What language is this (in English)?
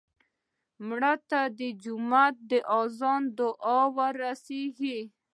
Pashto